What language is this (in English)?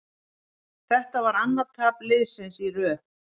Icelandic